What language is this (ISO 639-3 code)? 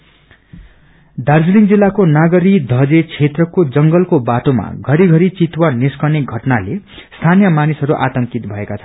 nep